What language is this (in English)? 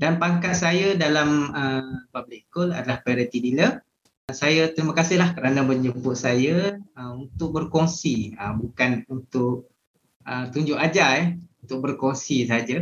Malay